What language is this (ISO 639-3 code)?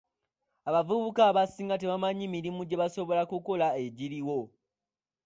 lug